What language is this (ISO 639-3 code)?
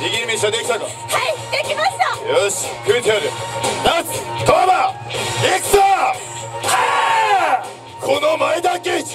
jpn